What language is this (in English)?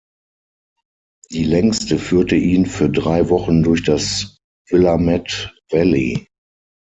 German